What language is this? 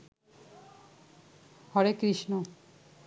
Bangla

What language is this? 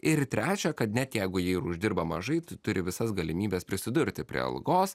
Lithuanian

